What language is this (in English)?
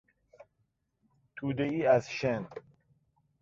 Persian